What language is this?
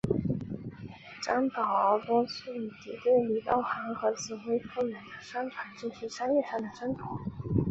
Chinese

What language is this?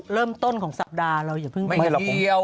Thai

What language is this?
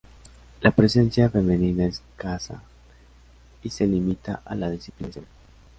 Spanish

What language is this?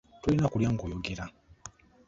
Ganda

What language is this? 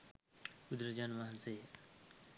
Sinhala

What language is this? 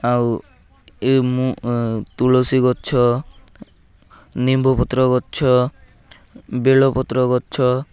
Odia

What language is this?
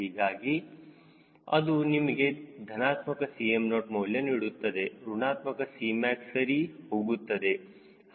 Kannada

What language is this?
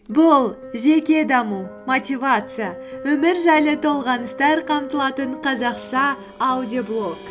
Kazakh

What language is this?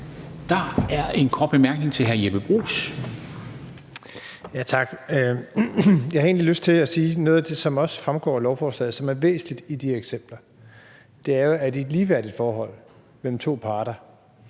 Danish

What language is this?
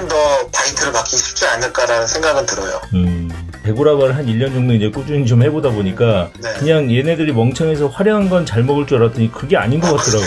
Korean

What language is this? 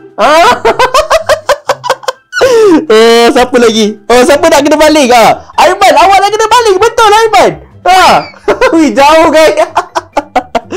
Malay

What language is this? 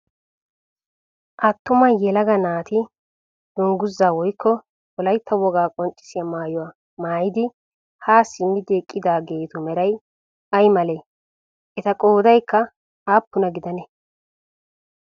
Wolaytta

